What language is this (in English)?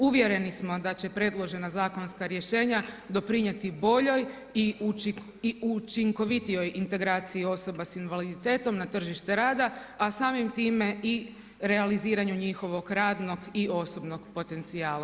Croatian